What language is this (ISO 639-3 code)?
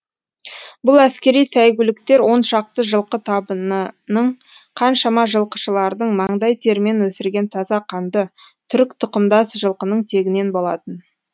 kaz